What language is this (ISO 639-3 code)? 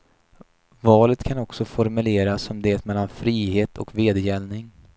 swe